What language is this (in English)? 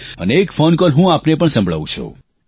Gujarati